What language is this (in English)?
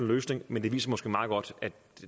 Danish